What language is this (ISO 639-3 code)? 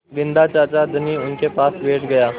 hin